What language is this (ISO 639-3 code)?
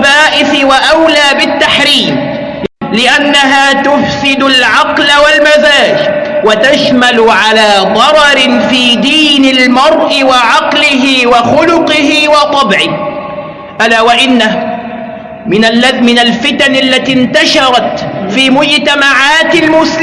ara